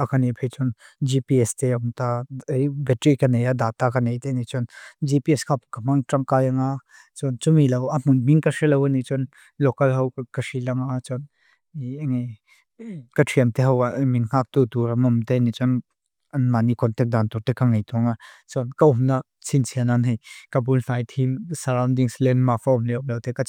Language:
Mizo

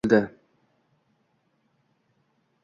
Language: Uzbek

